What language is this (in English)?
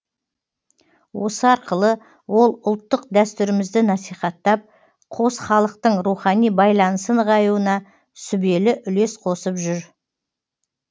Kazakh